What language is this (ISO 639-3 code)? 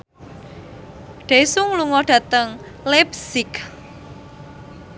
jav